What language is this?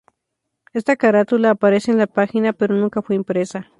Spanish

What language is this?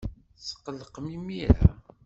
Kabyle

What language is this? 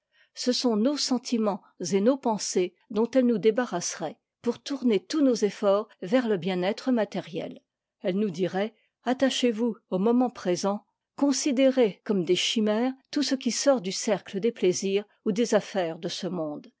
French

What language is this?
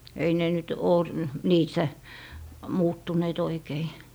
Finnish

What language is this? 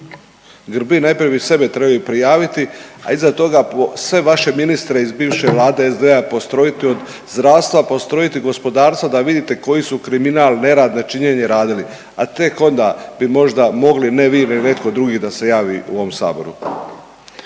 Croatian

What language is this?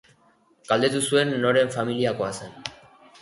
Basque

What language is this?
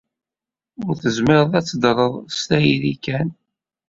Kabyle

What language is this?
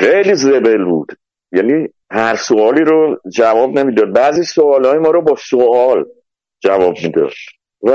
Persian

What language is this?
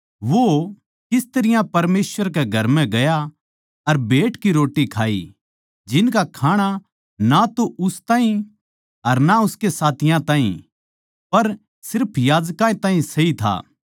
Haryanvi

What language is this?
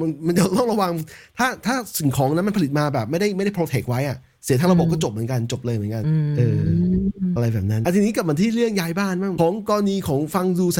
Thai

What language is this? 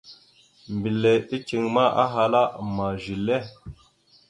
Mada (Cameroon)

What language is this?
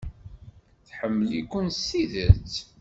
Kabyle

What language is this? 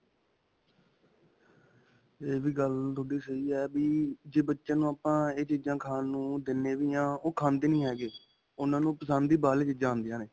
Punjabi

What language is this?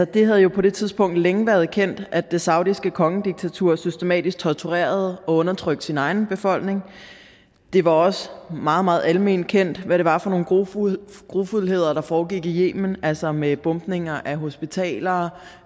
Danish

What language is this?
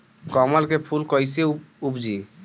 Bhojpuri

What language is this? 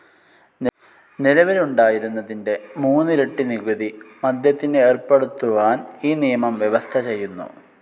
Malayalam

